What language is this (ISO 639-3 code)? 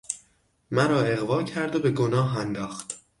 fas